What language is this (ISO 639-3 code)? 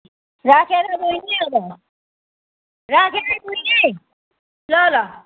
nep